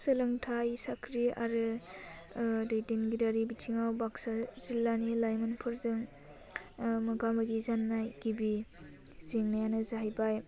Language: Bodo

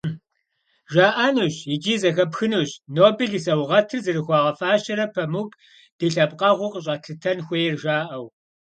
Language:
Kabardian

